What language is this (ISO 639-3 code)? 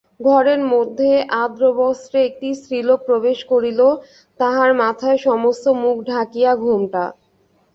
ben